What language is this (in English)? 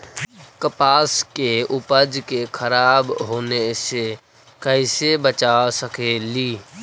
Magahi